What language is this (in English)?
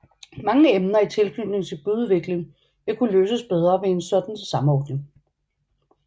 Danish